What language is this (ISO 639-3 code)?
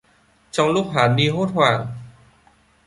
vie